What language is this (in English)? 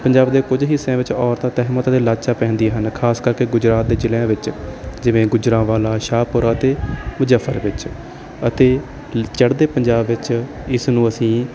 Punjabi